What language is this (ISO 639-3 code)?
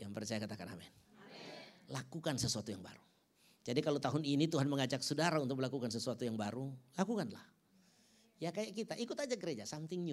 ind